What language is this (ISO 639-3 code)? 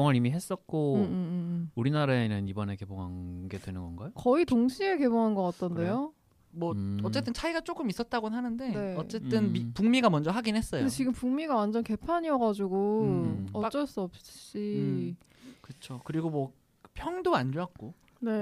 kor